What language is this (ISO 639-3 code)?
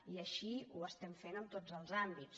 cat